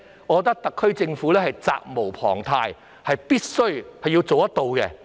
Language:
Cantonese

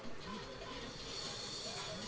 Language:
Bhojpuri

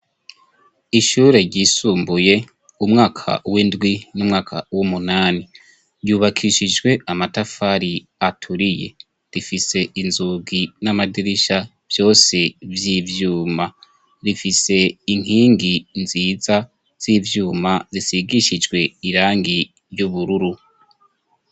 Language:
Rundi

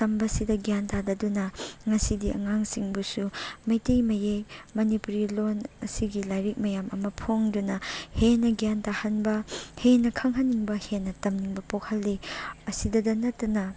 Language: Manipuri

